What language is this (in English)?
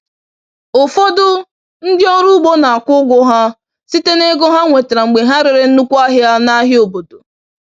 Igbo